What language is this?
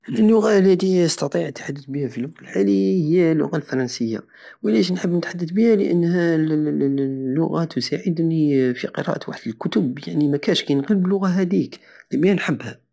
Algerian Saharan Arabic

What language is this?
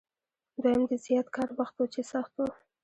Pashto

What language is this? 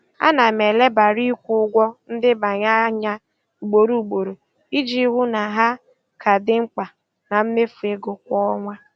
Igbo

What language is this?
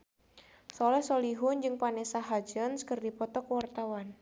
Sundanese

